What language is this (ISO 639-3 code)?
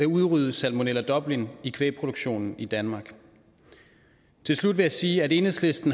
dan